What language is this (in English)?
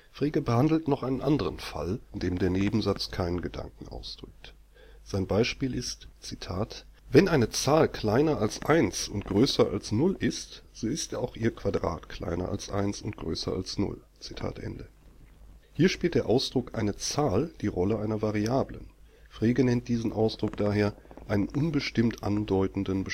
German